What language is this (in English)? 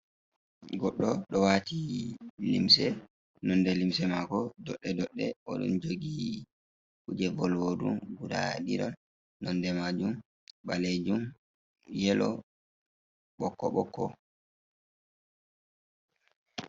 Fula